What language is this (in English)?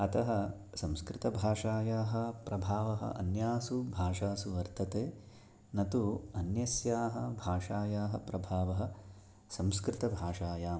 Sanskrit